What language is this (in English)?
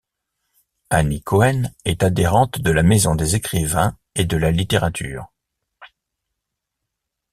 French